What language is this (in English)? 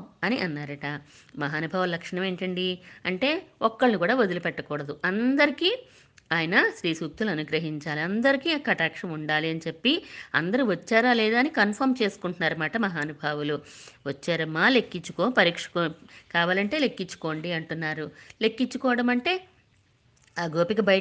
Telugu